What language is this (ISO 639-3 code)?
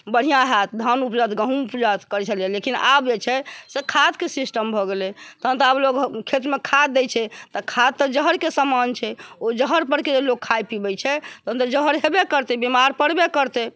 mai